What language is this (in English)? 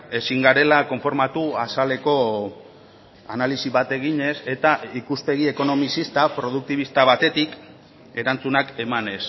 Basque